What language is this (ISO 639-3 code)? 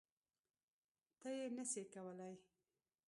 pus